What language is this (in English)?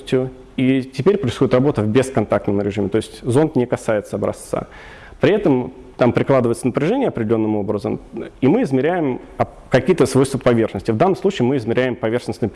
Russian